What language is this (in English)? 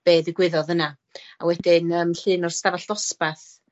Welsh